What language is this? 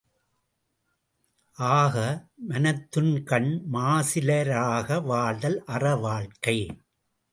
Tamil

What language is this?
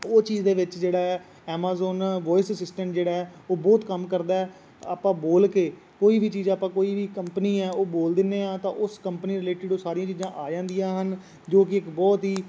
Punjabi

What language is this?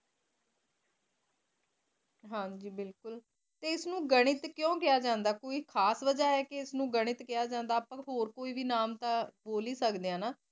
Punjabi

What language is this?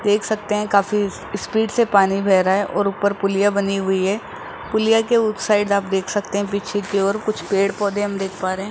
Hindi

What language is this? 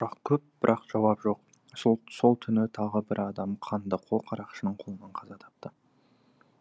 Kazakh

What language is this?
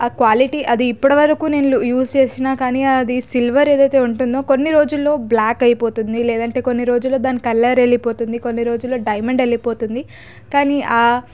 Telugu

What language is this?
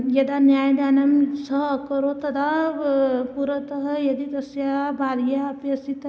Sanskrit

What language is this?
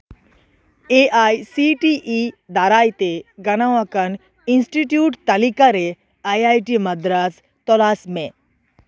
Santali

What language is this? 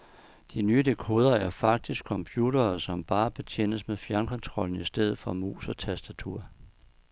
Danish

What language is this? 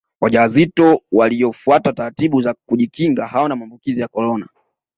Swahili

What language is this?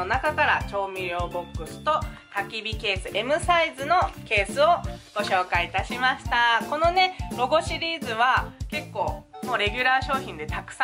Japanese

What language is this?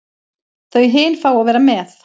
Icelandic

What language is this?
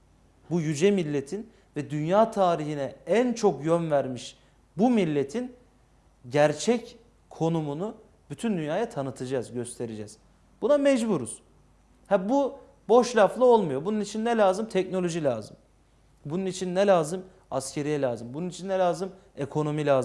Turkish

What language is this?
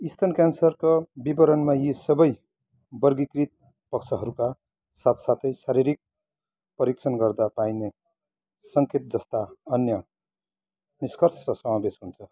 Nepali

